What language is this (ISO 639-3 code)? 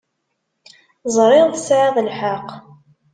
kab